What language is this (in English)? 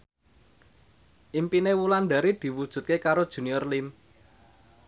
Javanese